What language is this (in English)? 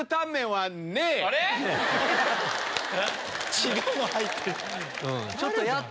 Japanese